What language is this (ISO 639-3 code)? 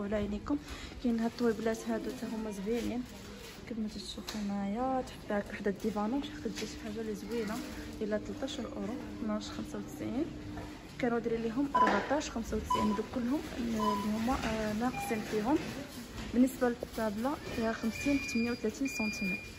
ara